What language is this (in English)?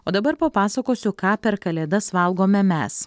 Lithuanian